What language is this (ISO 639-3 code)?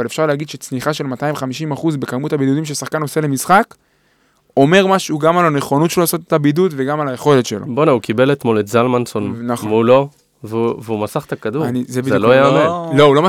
heb